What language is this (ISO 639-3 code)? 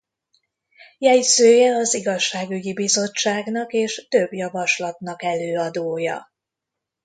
hun